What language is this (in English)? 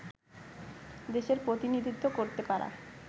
Bangla